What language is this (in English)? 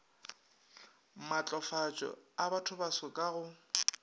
Northern Sotho